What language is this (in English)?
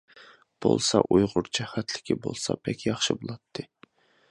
Uyghur